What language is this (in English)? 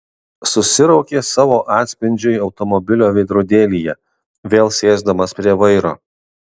Lithuanian